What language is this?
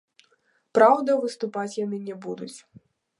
Belarusian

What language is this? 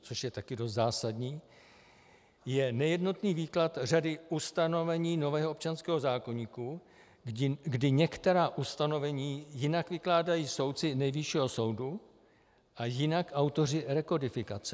Czech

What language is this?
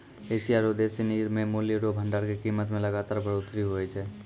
Maithili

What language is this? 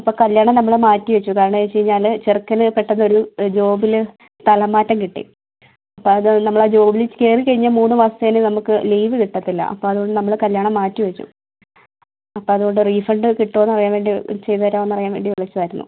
Malayalam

